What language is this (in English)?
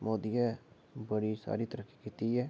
Dogri